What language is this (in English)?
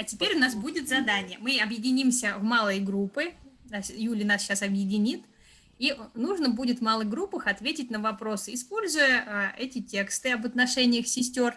Russian